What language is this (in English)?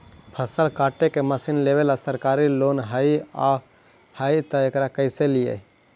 Magahi